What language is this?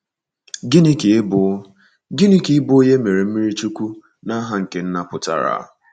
Igbo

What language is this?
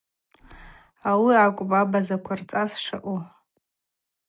Abaza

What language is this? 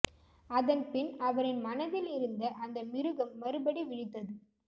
Tamil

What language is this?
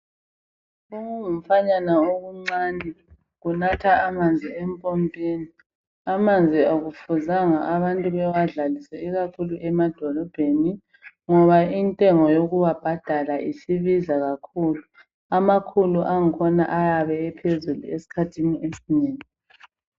North Ndebele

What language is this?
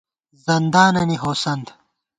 Gawar-Bati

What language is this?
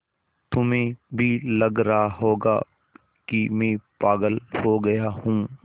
Hindi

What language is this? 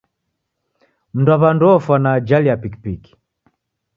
Taita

